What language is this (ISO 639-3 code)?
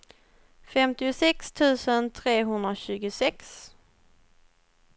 swe